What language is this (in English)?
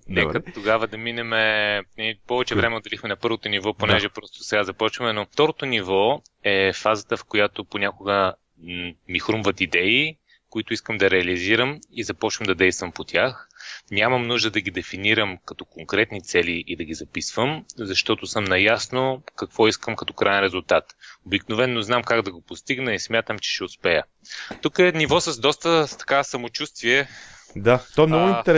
Bulgarian